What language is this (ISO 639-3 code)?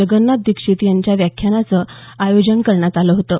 mar